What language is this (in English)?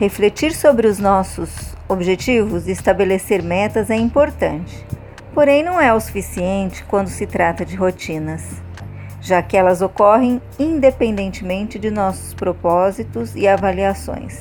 Portuguese